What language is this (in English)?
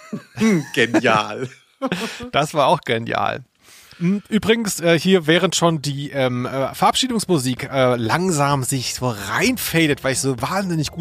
German